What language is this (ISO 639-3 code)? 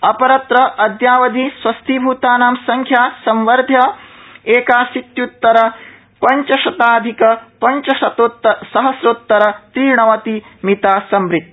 san